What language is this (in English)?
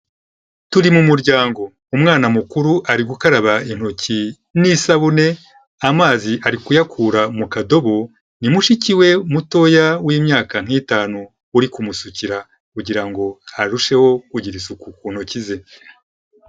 Kinyarwanda